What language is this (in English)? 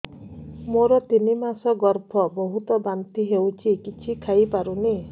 Odia